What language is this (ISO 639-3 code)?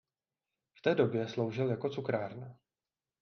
ces